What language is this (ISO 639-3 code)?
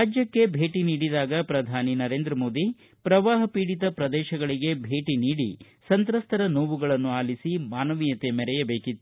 kan